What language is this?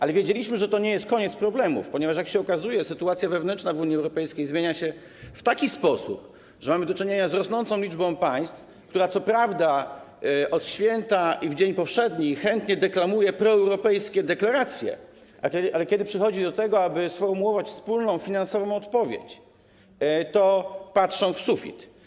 Polish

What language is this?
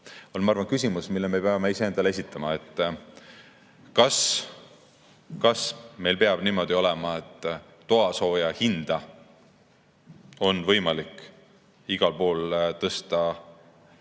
Estonian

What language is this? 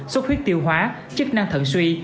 Vietnamese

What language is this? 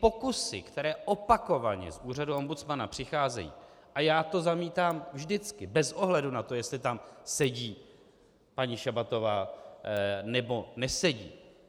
Czech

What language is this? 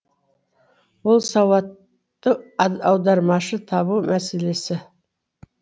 Kazakh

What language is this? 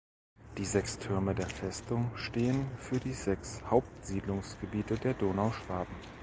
German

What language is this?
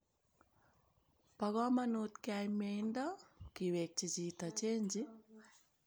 Kalenjin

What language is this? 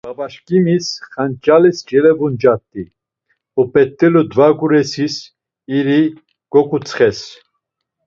Laz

